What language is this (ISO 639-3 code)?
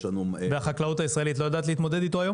heb